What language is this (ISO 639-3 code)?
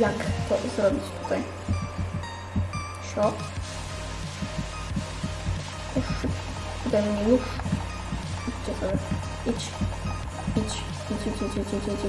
pol